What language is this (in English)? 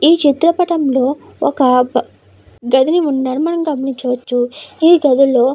Telugu